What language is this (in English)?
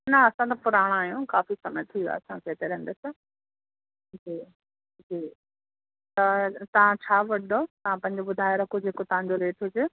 Sindhi